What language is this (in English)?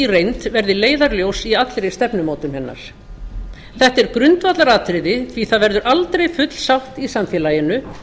Icelandic